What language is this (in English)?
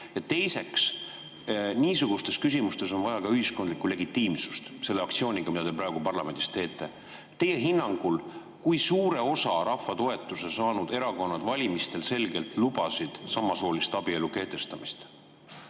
Estonian